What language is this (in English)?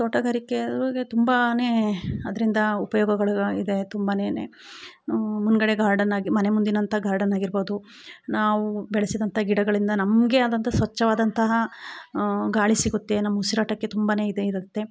Kannada